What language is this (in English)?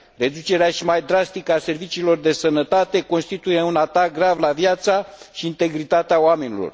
Romanian